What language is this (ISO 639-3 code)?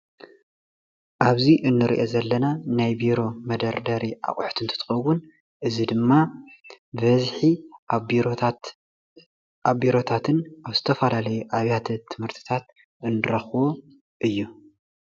tir